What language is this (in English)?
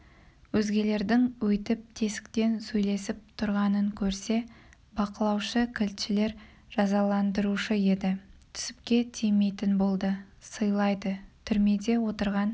Kazakh